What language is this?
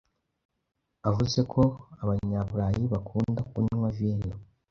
Kinyarwanda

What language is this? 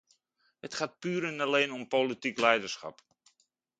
Dutch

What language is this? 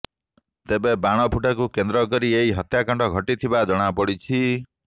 Odia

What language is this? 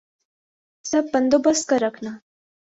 Urdu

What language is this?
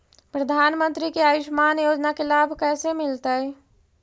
Magahi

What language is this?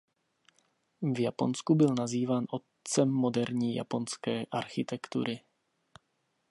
Czech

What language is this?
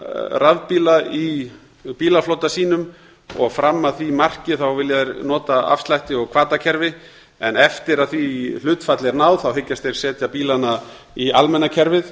Icelandic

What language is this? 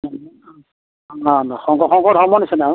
Assamese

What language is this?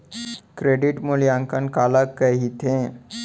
Chhattisgarhi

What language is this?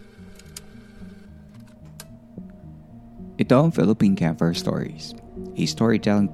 Filipino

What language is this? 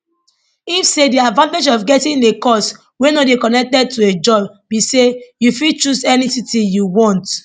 Nigerian Pidgin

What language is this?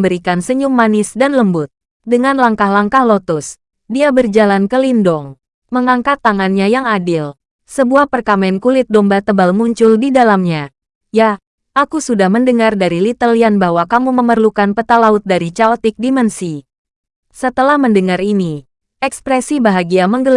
Indonesian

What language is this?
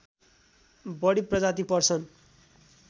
Nepali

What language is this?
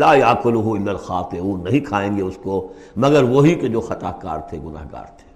Urdu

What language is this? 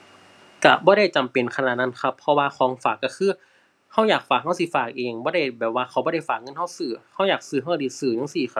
Thai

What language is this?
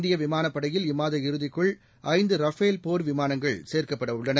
Tamil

